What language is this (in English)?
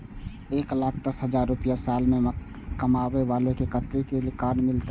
Maithili